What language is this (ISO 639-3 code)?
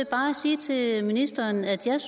dan